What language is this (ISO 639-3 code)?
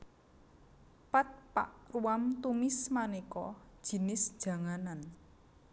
jav